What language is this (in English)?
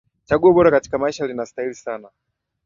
Swahili